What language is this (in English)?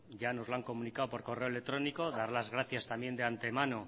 Spanish